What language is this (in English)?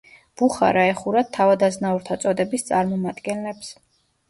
Georgian